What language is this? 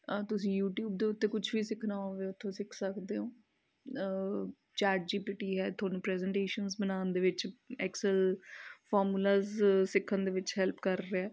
Punjabi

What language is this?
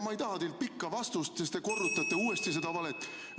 Estonian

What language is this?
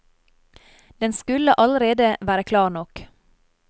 Norwegian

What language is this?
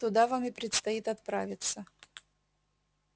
Russian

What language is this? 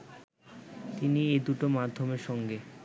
Bangla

